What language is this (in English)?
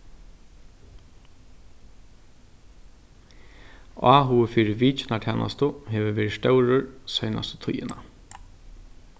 Faroese